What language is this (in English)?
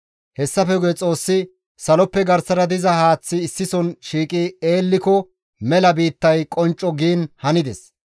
Gamo